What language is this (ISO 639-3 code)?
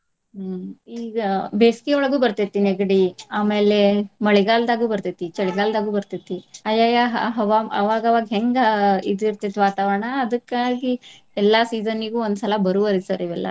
kan